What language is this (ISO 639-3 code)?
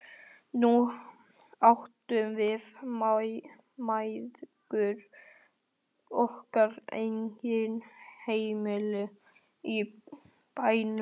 isl